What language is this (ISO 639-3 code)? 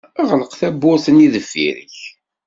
kab